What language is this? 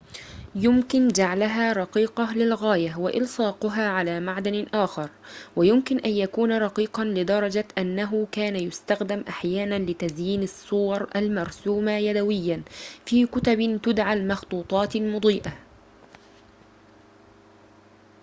Arabic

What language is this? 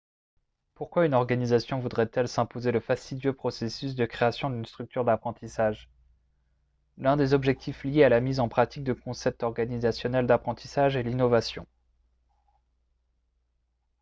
French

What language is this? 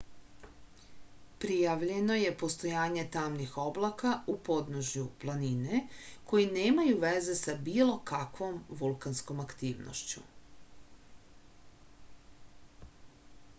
Serbian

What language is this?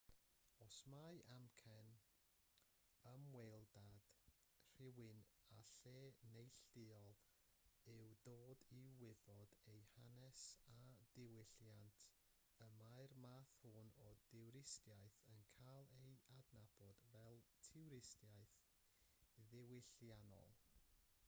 Welsh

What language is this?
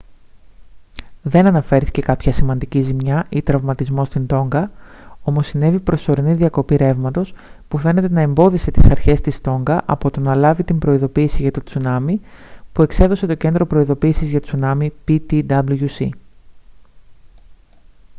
Greek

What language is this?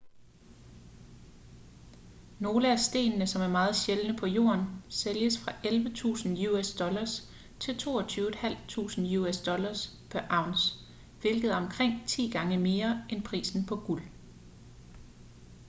Danish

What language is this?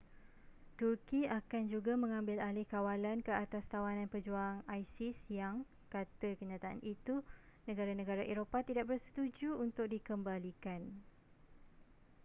Malay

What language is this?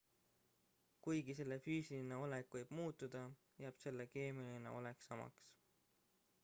Estonian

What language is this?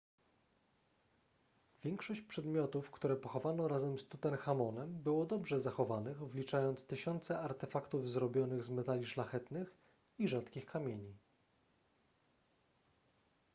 Polish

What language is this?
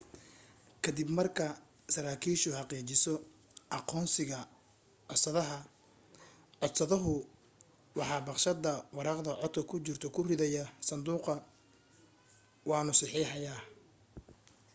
Somali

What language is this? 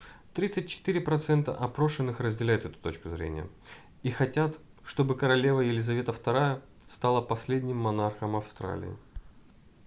Russian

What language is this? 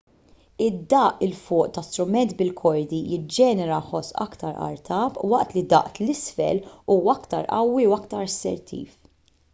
Maltese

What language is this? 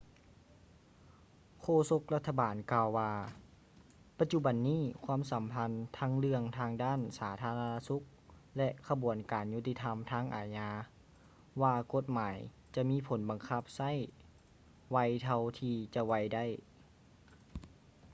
Lao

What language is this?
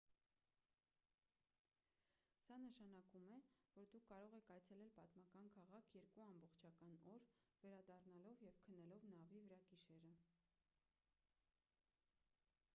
Armenian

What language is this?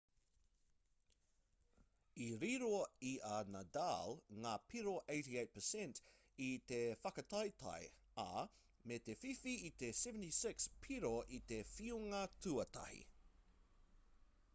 Māori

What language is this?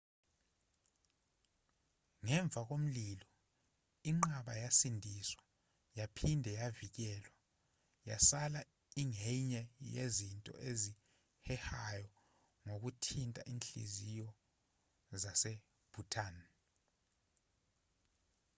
Zulu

